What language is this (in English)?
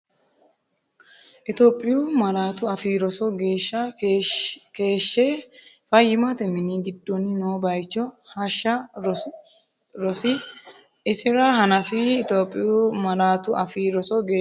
Sidamo